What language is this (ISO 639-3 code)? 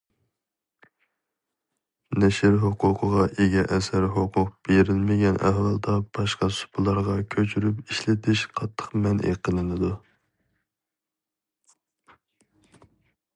uig